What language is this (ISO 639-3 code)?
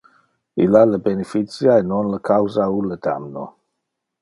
ina